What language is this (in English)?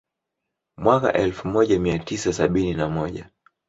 Swahili